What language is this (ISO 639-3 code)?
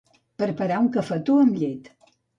cat